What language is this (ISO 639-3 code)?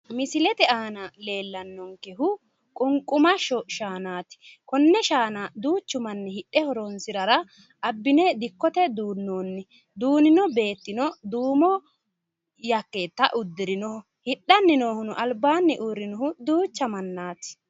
sid